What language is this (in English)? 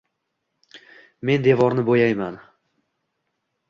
Uzbek